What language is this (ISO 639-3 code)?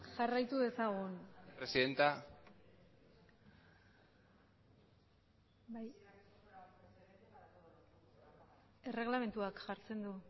eus